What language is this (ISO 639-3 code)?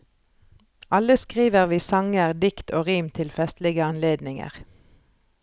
nor